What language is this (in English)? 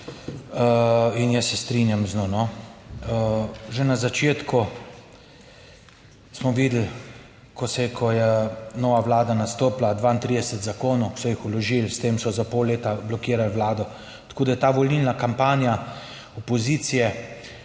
Slovenian